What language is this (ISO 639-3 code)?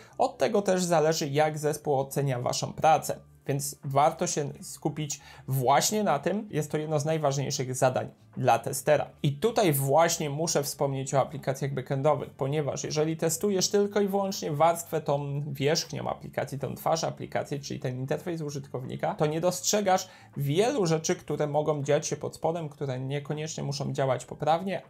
pol